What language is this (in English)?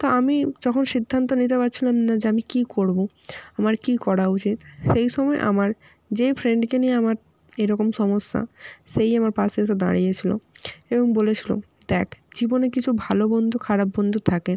Bangla